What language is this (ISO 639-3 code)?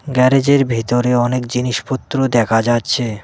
ben